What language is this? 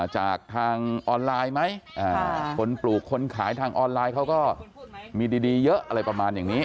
Thai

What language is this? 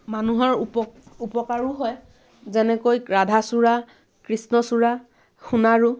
Assamese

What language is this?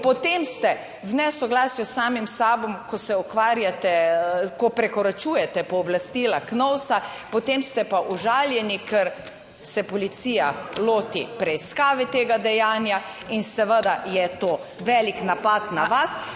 Slovenian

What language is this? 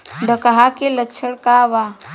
Bhojpuri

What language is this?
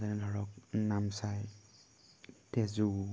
Assamese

